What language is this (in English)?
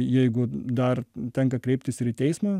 Lithuanian